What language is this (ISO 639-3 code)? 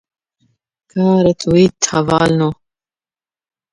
kur